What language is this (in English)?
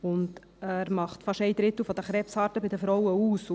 Swiss German